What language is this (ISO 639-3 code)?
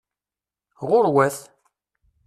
kab